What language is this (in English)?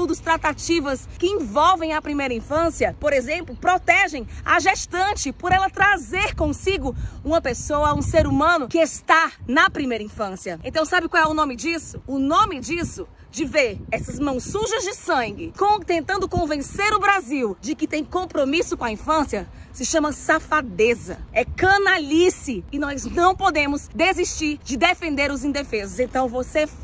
Portuguese